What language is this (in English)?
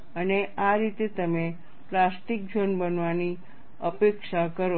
Gujarati